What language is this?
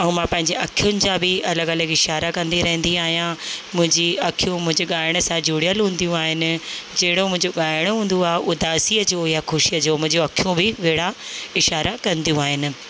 Sindhi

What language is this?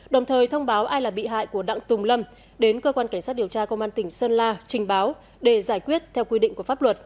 Vietnamese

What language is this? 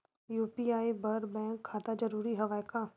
Chhattisgarhi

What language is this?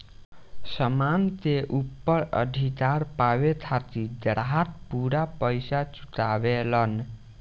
Bhojpuri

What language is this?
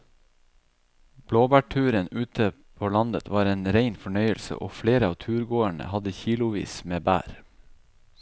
Norwegian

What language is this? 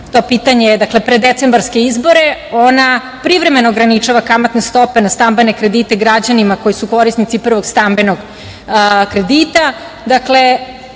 Serbian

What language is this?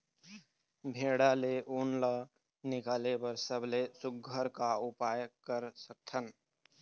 Chhattisgarhi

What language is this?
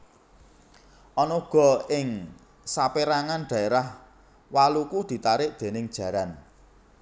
Javanese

